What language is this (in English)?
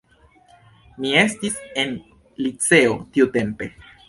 Esperanto